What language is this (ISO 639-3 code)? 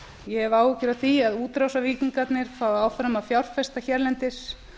isl